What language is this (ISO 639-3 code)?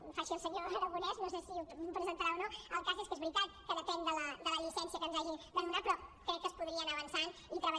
cat